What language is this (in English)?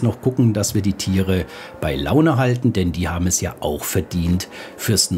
German